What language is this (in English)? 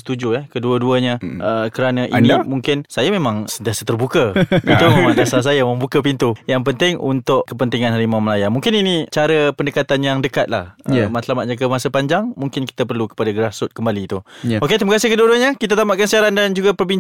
Malay